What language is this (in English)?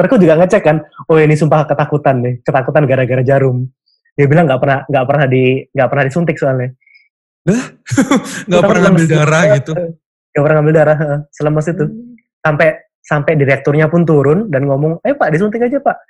Indonesian